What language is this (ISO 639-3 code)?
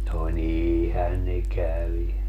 fin